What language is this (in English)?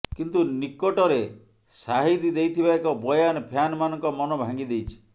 Odia